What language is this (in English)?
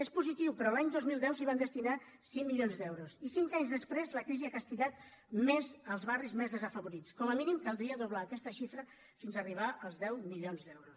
Catalan